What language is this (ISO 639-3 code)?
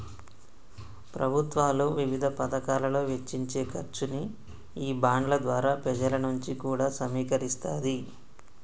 tel